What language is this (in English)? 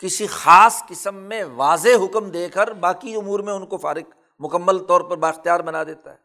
Urdu